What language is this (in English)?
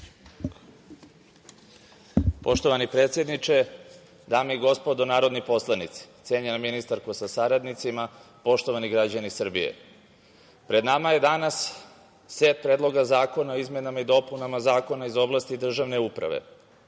Serbian